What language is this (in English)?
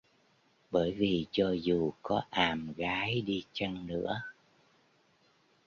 Vietnamese